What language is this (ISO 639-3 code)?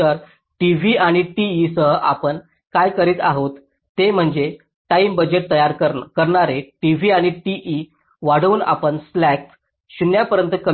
mar